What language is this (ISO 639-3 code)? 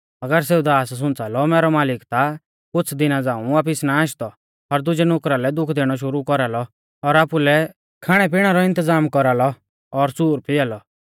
bfz